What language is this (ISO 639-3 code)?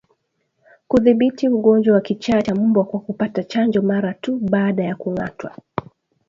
swa